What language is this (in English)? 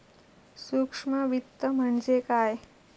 Marathi